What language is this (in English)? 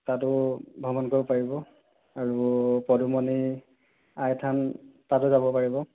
Assamese